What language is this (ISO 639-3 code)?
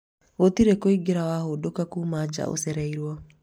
kik